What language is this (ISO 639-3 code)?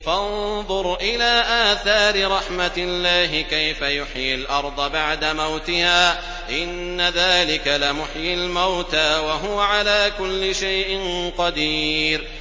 ara